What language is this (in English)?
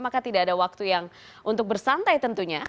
Indonesian